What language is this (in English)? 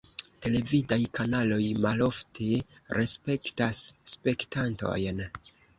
Esperanto